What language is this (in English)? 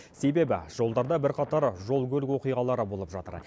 Kazakh